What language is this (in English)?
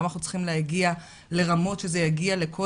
Hebrew